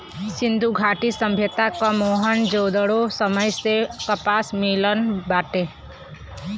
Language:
Bhojpuri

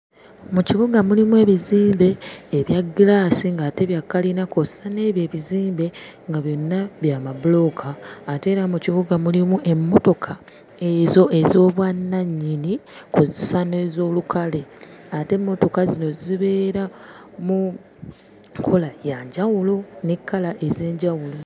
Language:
Ganda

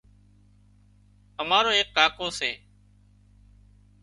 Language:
Wadiyara Koli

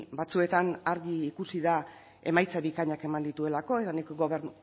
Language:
Basque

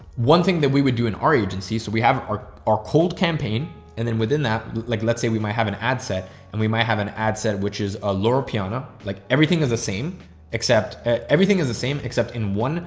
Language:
English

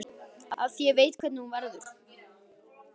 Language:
Icelandic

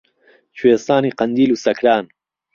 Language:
Central Kurdish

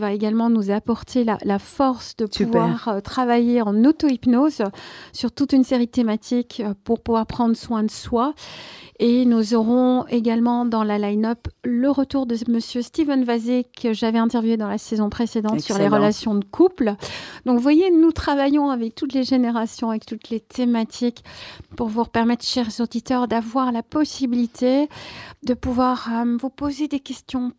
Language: French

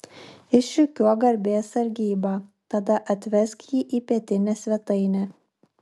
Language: Lithuanian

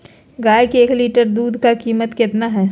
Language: Magahi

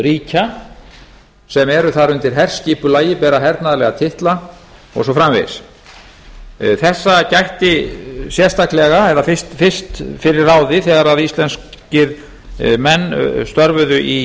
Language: Icelandic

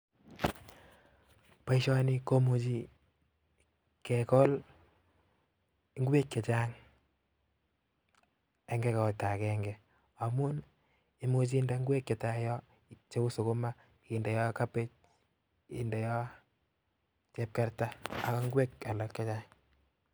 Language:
Kalenjin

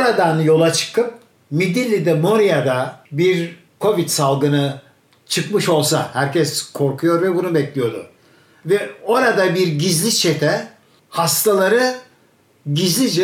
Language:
Turkish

